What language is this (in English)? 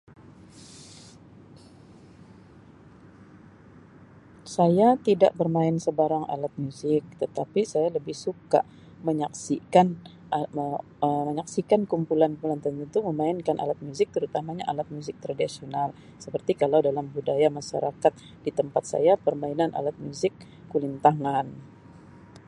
Sabah Malay